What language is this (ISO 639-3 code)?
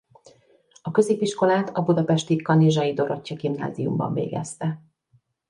hun